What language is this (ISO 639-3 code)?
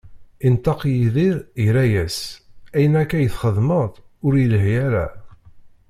kab